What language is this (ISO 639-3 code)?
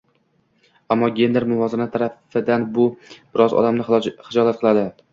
uzb